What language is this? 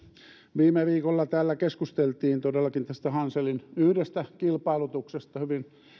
Finnish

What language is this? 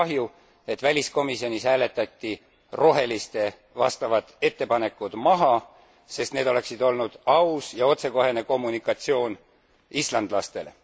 Estonian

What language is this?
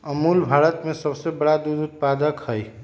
Magahi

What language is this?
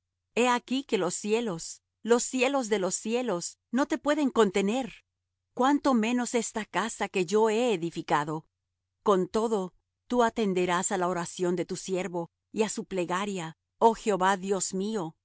Spanish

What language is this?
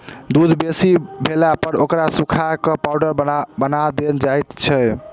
Maithili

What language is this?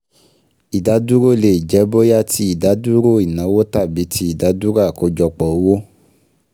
Yoruba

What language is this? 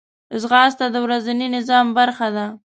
Pashto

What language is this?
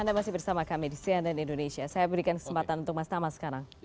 Indonesian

